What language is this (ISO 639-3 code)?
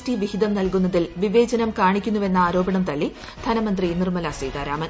mal